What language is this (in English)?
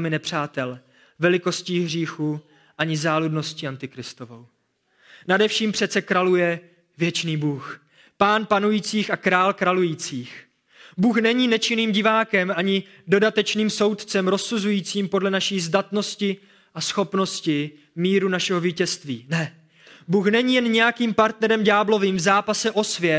Czech